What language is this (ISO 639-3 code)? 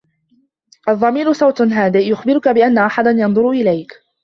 ara